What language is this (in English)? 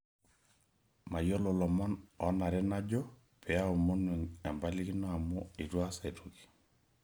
Masai